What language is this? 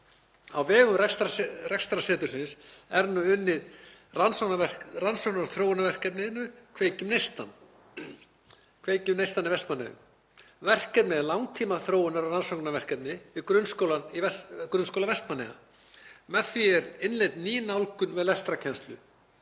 Icelandic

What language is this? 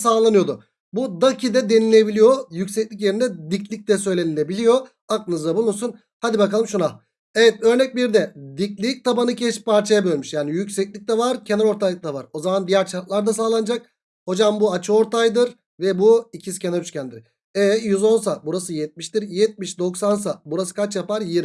Turkish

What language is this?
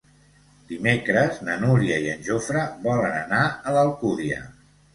Catalan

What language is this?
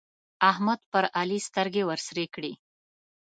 Pashto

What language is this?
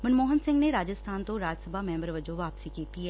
Punjabi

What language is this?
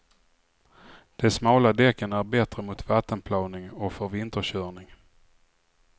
Swedish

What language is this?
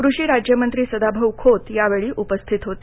Marathi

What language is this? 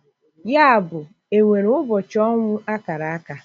Igbo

